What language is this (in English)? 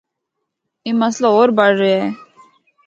Northern Hindko